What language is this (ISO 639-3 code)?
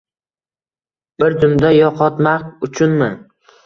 uzb